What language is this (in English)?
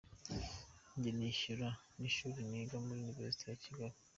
Kinyarwanda